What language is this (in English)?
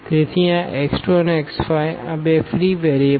Gujarati